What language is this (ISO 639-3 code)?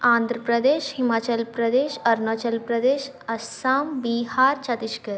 tel